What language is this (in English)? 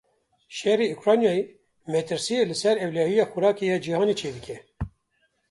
Kurdish